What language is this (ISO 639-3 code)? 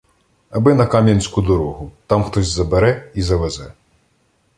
ukr